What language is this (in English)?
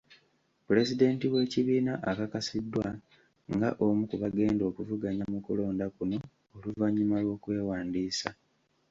Ganda